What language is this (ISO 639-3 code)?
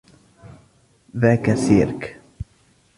ara